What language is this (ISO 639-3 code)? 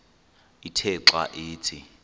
xho